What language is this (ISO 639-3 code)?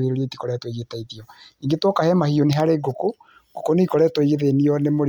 kik